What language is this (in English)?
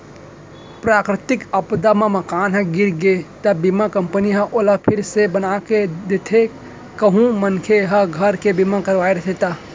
Chhattisgarhi